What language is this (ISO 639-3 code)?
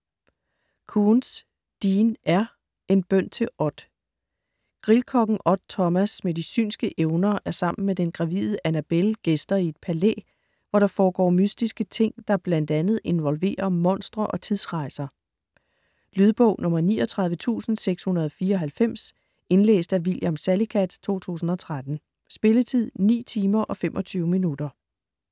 dan